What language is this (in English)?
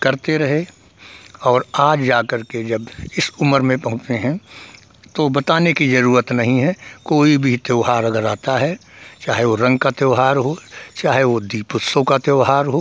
Hindi